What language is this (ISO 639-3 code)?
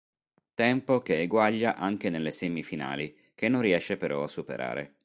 ita